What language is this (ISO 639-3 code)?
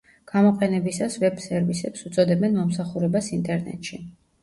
kat